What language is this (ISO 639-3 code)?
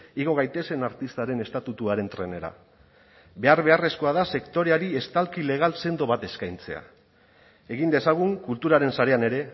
eus